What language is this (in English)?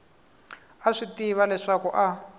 Tsonga